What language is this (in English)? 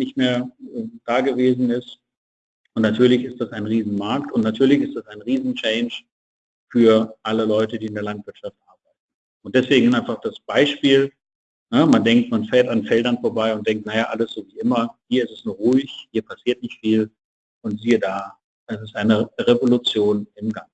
German